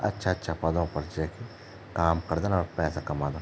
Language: Garhwali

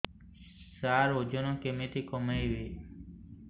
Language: Odia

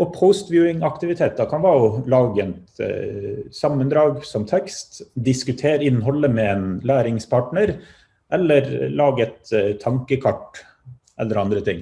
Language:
Norwegian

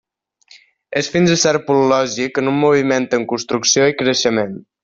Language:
Catalan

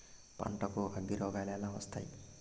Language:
Telugu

